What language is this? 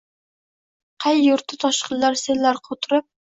Uzbek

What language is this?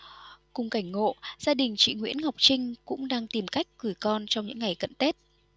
Vietnamese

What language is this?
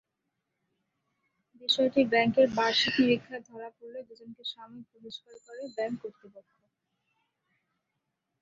Bangla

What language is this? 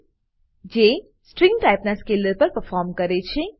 Gujarati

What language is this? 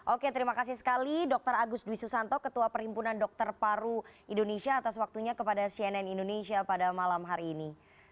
Indonesian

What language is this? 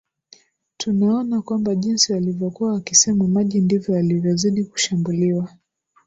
Swahili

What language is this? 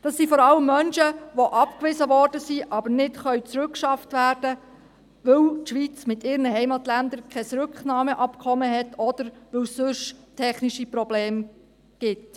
Swiss German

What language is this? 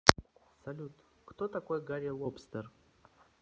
Russian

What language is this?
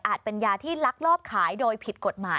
Thai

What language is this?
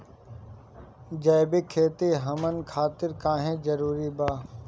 Bhojpuri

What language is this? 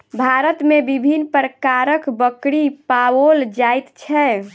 Maithili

